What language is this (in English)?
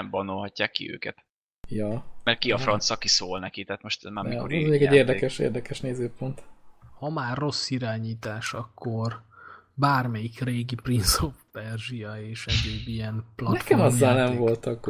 Hungarian